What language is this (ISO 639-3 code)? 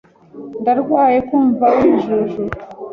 kin